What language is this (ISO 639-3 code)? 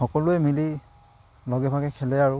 asm